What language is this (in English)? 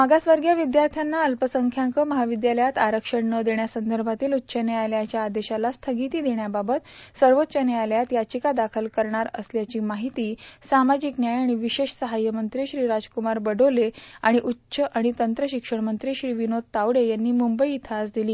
Marathi